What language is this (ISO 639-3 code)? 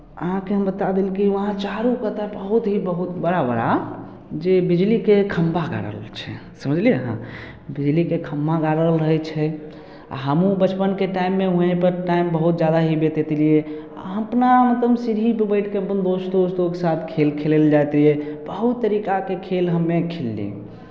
mai